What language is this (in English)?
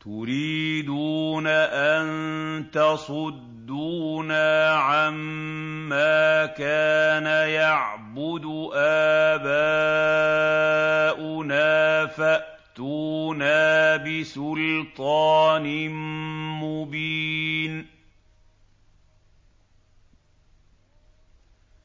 Arabic